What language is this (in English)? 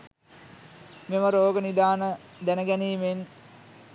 Sinhala